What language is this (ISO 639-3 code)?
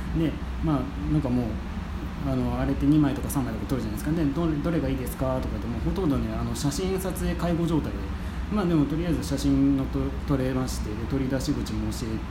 jpn